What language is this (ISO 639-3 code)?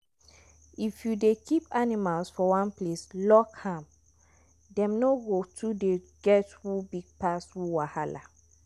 pcm